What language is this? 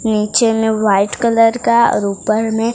Hindi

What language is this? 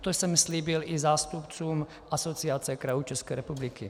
Czech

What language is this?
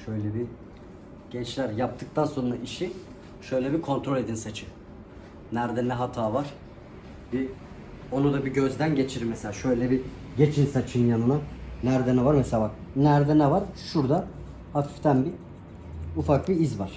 Turkish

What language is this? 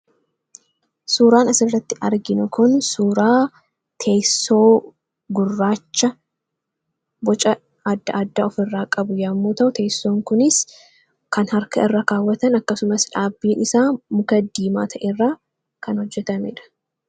Oromo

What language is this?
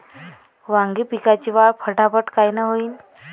Marathi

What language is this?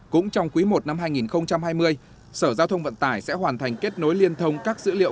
Vietnamese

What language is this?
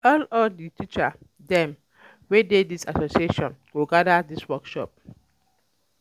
Nigerian Pidgin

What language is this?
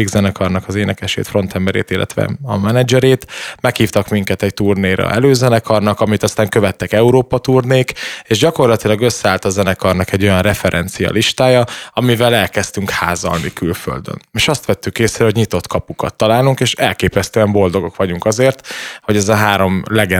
Hungarian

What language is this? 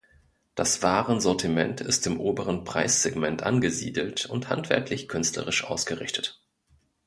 German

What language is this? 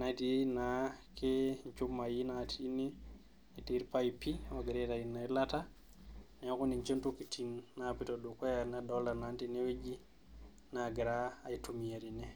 Masai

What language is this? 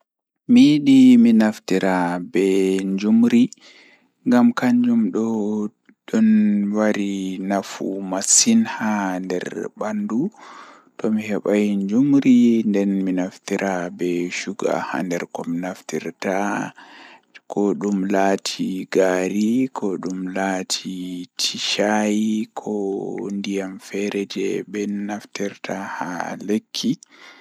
Fula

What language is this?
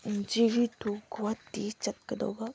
Manipuri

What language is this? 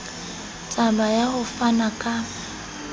Southern Sotho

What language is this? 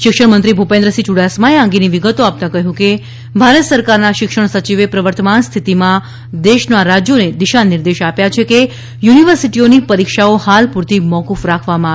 Gujarati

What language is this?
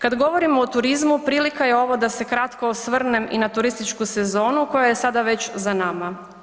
Croatian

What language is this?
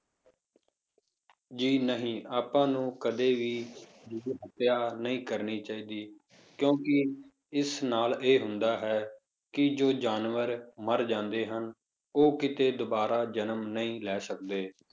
Punjabi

